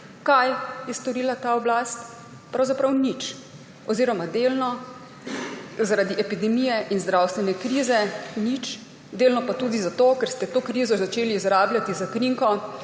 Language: Slovenian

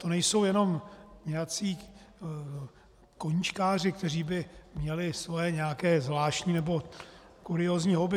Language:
Czech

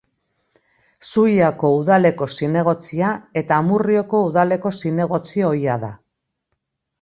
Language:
Basque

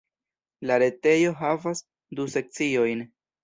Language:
Esperanto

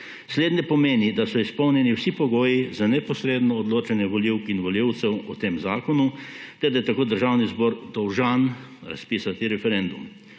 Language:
Slovenian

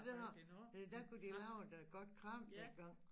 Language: Danish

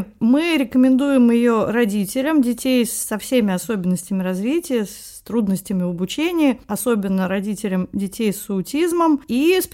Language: Russian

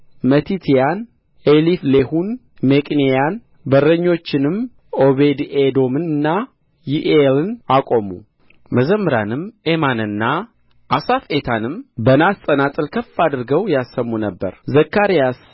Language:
Amharic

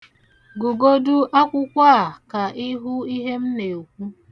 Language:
Igbo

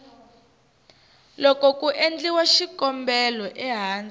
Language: Tsonga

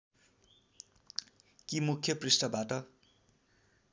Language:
Nepali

